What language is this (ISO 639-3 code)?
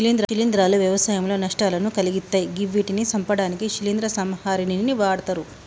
tel